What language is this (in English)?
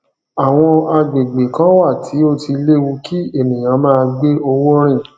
Yoruba